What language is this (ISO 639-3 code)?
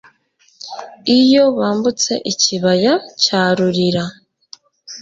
kin